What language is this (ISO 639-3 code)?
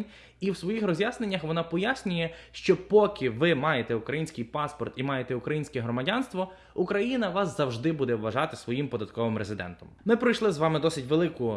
ukr